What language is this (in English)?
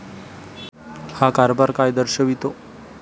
Marathi